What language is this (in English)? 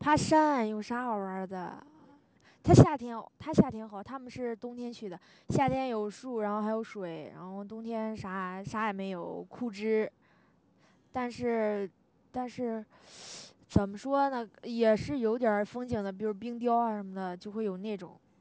Chinese